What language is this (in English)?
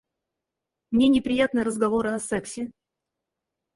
Russian